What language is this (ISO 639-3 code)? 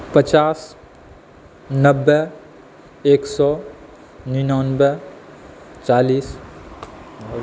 mai